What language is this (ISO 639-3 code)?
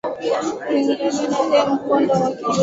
swa